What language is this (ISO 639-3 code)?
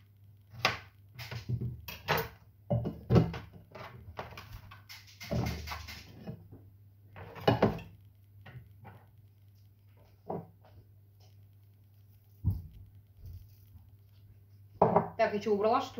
rus